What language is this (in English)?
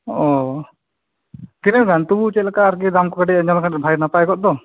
Santali